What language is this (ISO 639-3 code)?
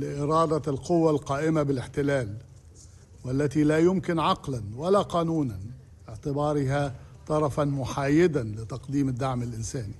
ara